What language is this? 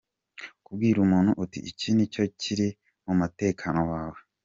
Kinyarwanda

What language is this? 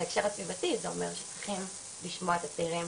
Hebrew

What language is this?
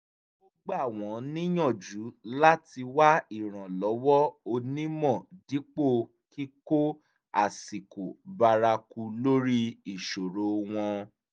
Yoruba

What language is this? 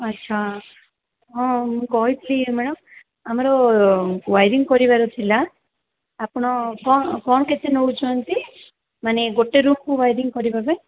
Odia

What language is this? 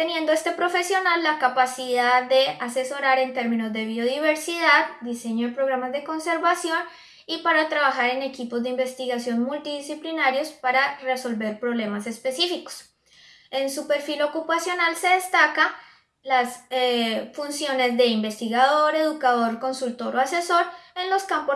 Spanish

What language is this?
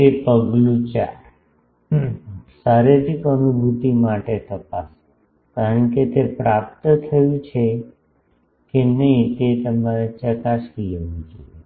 Gujarati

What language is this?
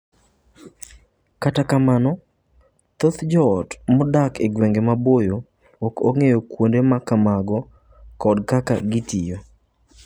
Luo (Kenya and Tanzania)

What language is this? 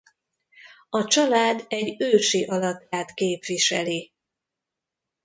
Hungarian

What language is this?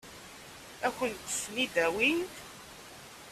Kabyle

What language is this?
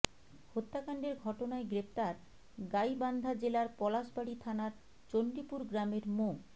Bangla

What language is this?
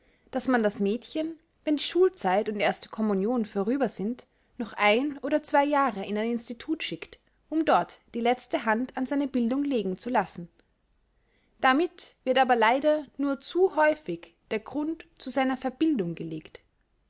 German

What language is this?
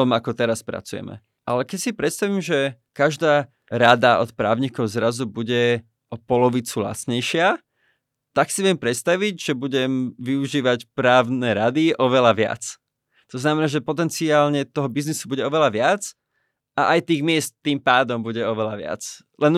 Slovak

